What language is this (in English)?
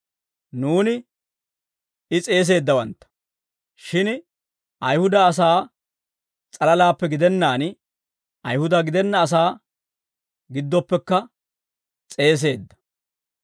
Dawro